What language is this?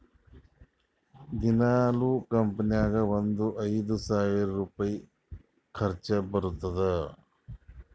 Kannada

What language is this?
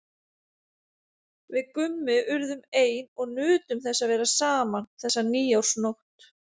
Icelandic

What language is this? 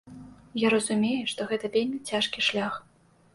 Belarusian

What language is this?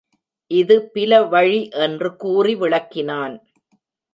Tamil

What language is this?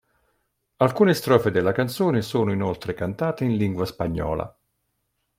Italian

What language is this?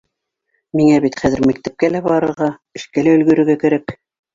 Bashkir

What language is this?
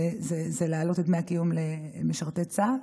Hebrew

